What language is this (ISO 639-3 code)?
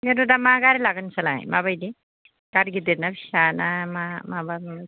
brx